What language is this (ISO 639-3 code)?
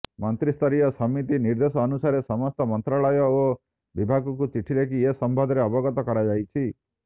ori